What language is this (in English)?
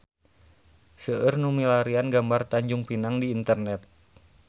Sundanese